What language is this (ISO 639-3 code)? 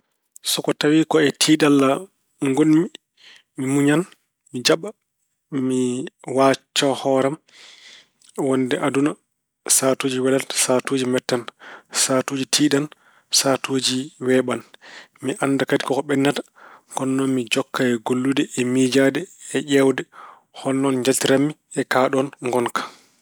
ful